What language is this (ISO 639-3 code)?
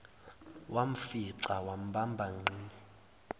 zul